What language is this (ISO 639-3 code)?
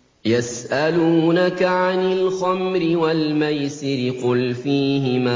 ara